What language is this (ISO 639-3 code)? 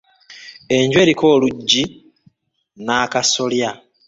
lug